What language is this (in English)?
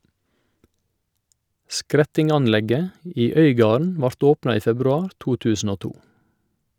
Norwegian